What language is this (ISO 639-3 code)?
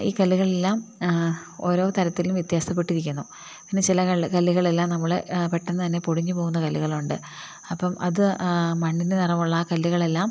mal